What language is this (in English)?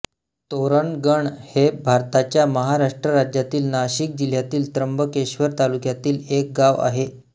Marathi